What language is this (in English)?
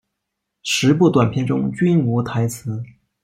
Chinese